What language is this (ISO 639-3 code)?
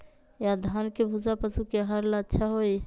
mag